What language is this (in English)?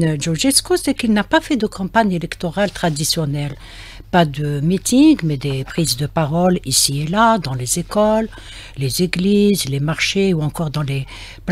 French